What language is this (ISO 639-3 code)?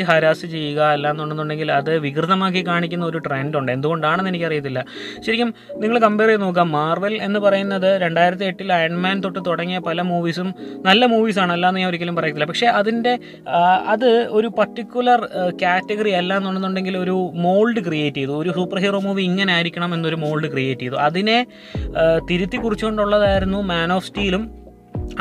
mal